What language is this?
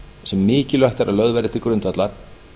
Icelandic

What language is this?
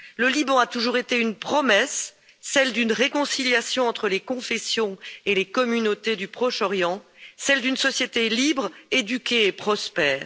French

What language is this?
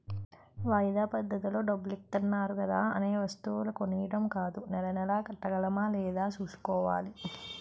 Telugu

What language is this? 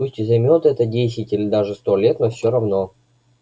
Russian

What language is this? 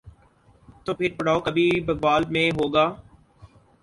Urdu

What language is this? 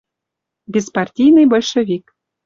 Western Mari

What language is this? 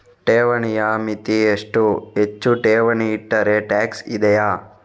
Kannada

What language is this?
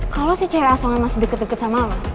Indonesian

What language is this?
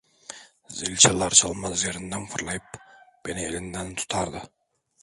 Turkish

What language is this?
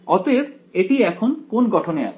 Bangla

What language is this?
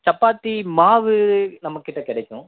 Tamil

